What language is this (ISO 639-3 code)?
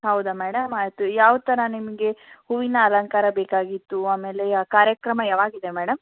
kan